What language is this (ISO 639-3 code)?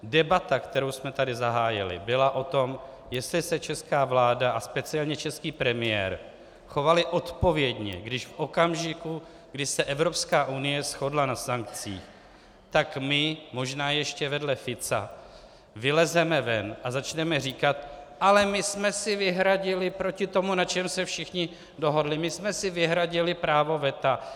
ces